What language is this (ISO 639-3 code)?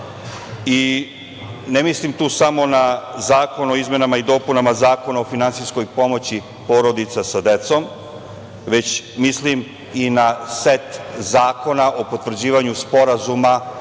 srp